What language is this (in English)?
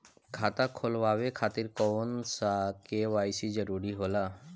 Bhojpuri